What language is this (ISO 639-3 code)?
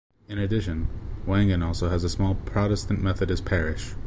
eng